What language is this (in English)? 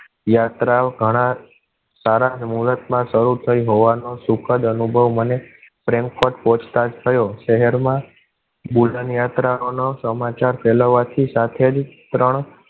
Gujarati